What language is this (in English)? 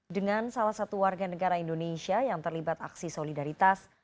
Indonesian